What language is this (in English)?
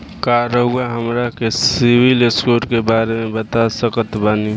Bhojpuri